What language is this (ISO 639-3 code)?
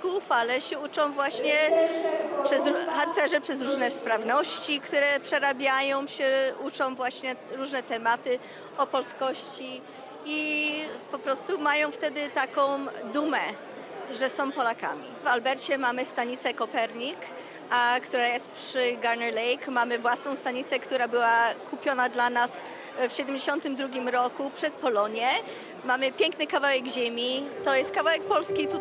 pol